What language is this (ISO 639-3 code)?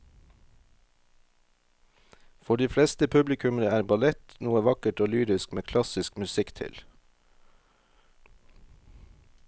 nor